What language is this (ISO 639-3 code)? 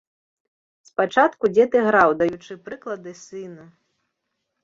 bel